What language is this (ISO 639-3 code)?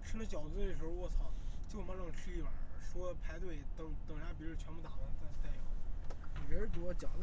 zho